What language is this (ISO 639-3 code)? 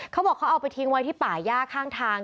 tha